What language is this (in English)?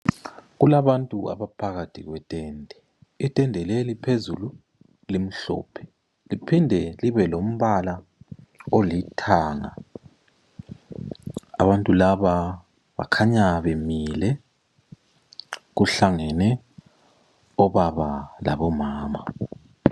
North Ndebele